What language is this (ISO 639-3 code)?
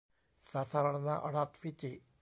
tha